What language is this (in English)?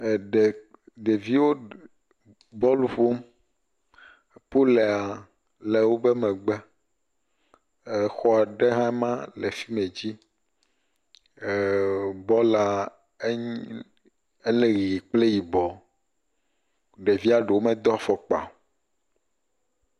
Ewe